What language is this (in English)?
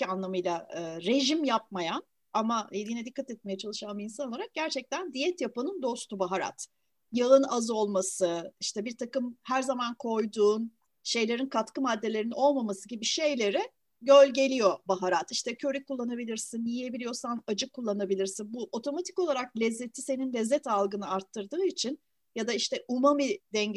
Turkish